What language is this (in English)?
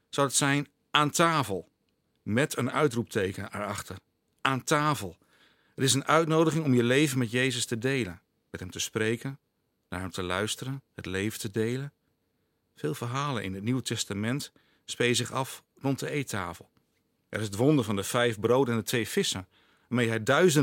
Dutch